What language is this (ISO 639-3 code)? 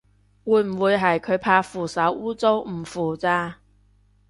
yue